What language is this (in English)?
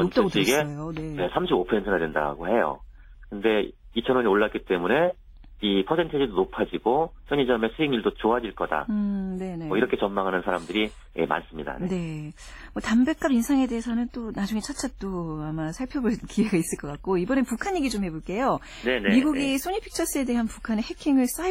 Korean